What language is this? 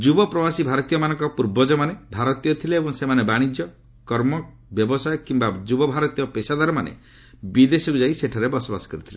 Odia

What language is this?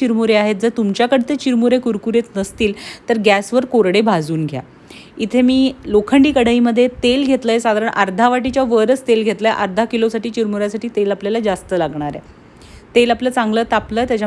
Marathi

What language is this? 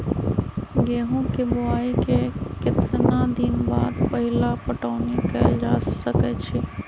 Magahi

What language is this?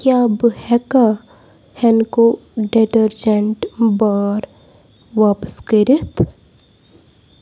Kashmiri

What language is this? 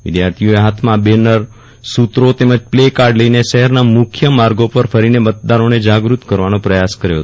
Gujarati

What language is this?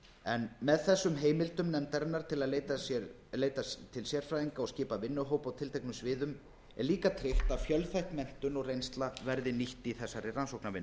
Icelandic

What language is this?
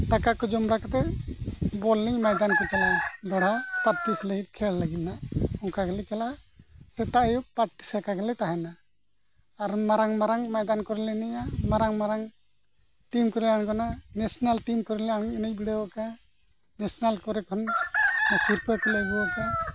Santali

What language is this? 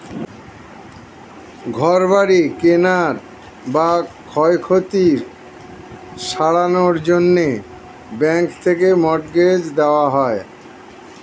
Bangla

